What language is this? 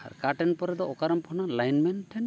Santali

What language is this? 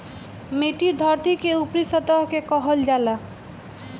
Bhojpuri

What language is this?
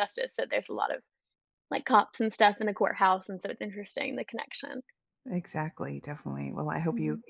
English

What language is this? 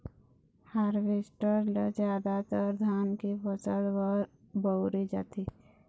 Chhattisgarhi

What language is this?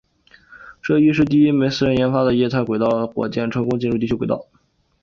Chinese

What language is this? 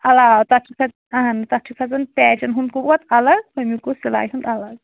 Kashmiri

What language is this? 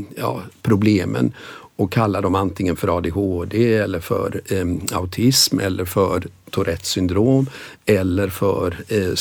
Swedish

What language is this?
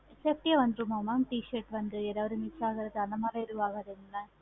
Tamil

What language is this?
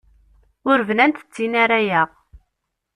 Kabyle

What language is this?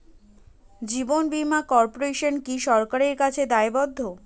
Bangla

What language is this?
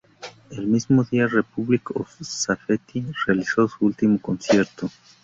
Spanish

